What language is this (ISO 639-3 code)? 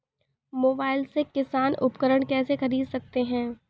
hin